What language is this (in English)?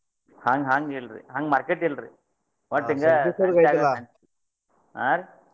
Kannada